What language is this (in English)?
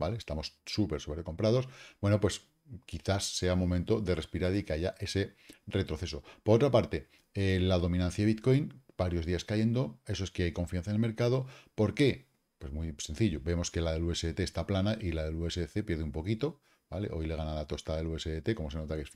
Spanish